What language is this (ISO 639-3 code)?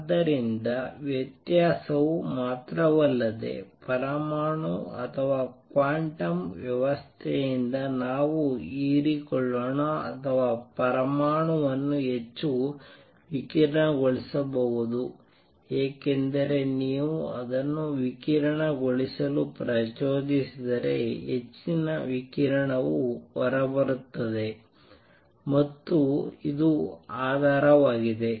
kan